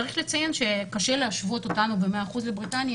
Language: Hebrew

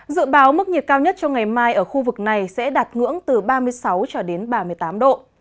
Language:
Vietnamese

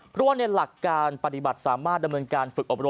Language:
Thai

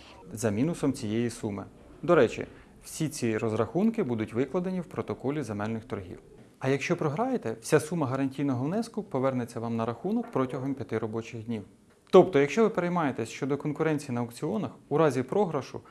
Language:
Ukrainian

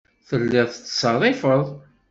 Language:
Kabyle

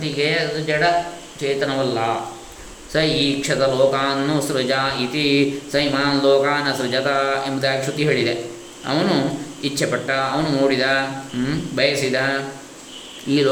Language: Kannada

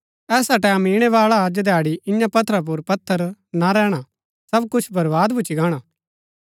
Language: Gaddi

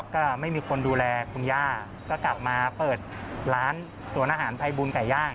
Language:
Thai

